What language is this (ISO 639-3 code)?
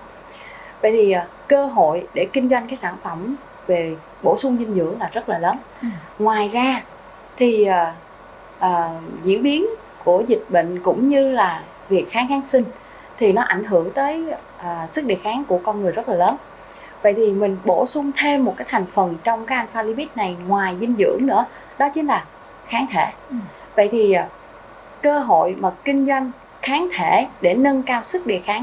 vie